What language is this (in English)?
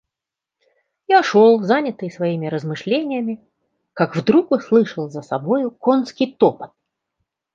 Russian